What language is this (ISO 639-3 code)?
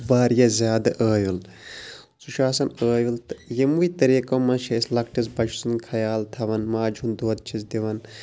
kas